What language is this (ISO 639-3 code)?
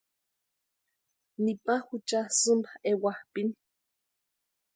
pua